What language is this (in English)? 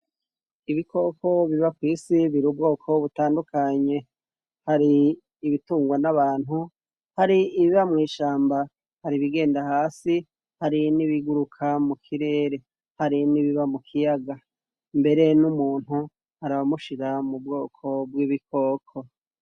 Rundi